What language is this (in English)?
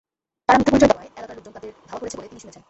Bangla